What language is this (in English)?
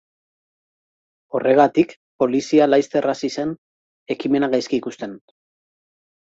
Basque